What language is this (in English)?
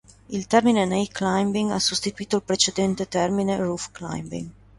Italian